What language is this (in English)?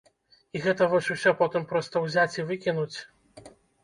Belarusian